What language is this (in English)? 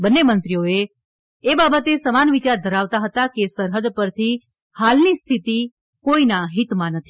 Gujarati